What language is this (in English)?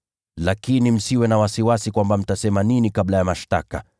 Swahili